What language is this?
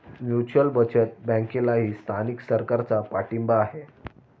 Marathi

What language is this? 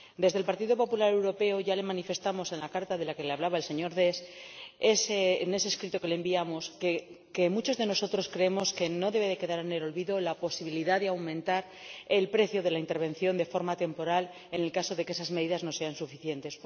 Spanish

